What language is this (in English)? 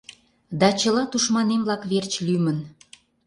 Mari